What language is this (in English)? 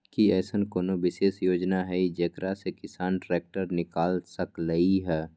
Magahi